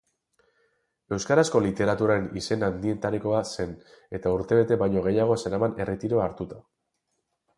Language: Basque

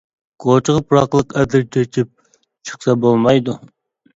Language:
Uyghur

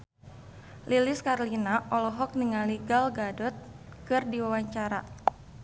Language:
Sundanese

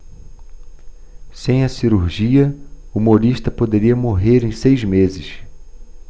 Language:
Portuguese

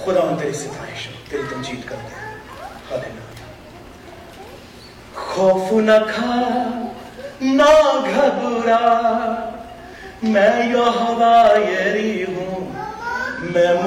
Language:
Urdu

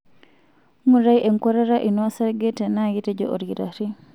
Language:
Masai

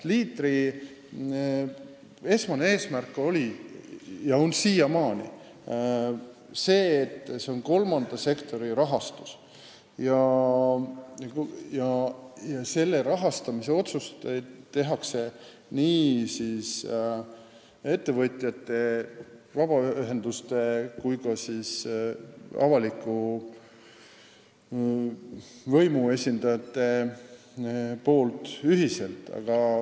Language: Estonian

